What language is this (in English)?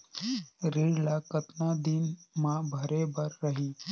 Chhattisgarhi